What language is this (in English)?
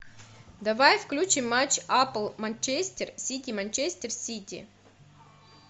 Russian